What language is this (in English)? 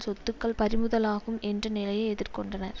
Tamil